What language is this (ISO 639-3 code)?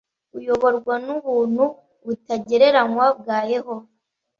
kin